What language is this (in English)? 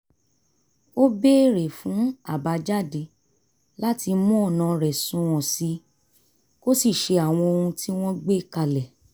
Yoruba